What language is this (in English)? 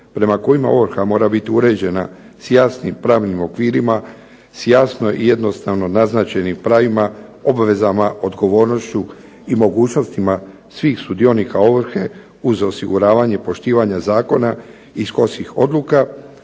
Croatian